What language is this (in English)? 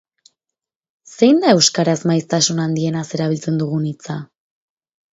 Basque